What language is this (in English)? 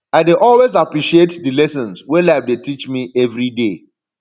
Nigerian Pidgin